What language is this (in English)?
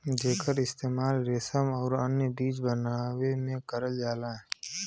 Bhojpuri